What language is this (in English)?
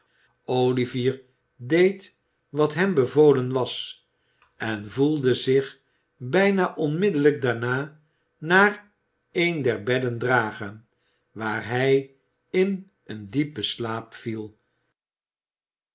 Dutch